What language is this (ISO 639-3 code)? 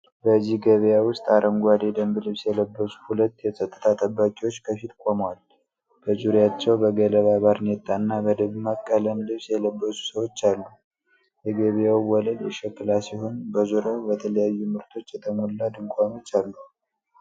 amh